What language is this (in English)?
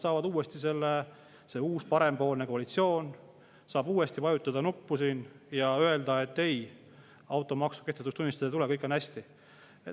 Estonian